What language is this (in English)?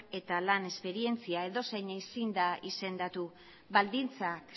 Basque